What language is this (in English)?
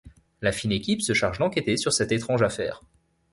French